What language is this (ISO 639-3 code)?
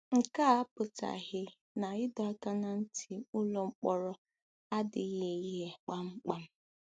ibo